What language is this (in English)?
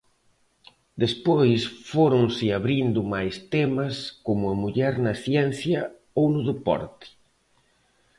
Galician